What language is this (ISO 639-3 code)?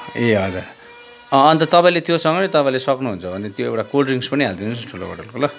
nep